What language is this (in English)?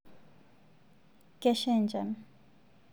Masai